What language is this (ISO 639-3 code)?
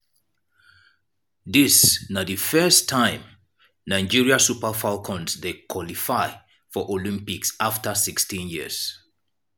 pcm